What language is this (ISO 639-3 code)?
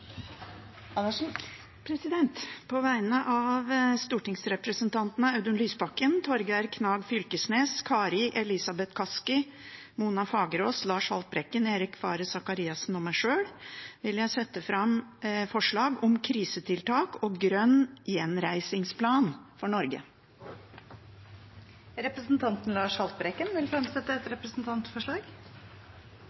nor